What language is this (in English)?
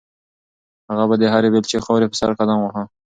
Pashto